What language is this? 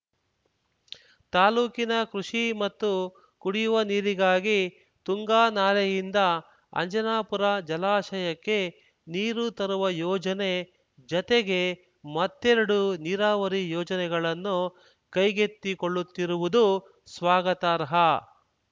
Kannada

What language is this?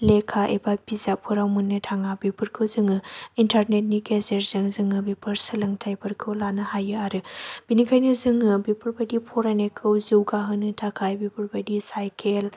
Bodo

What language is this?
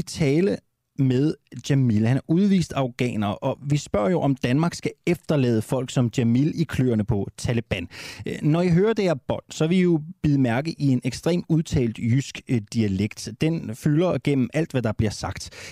Danish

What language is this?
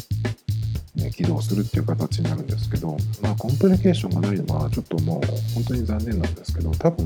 Japanese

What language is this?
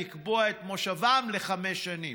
Hebrew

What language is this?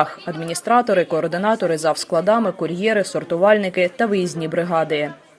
Ukrainian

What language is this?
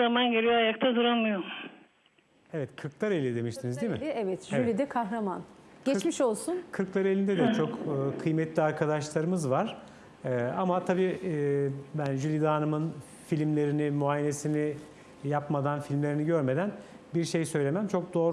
Turkish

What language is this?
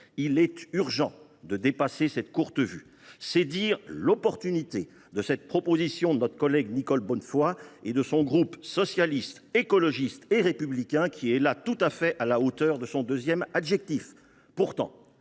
French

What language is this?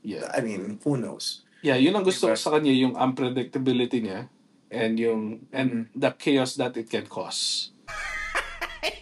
Filipino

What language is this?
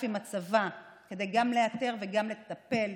Hebrew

